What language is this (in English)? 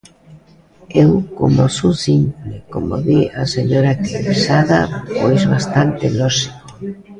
Galician